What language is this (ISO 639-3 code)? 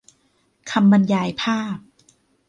tha